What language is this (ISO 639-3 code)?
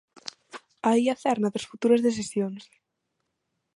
glg